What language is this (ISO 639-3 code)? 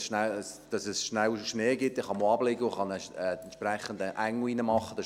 gsw